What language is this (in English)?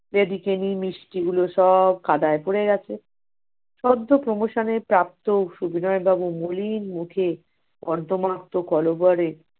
Bangla